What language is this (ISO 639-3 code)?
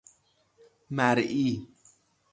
fas